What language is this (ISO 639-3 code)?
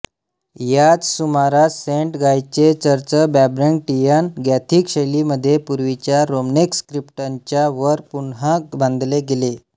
mar